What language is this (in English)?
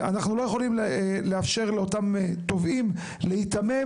Hebrew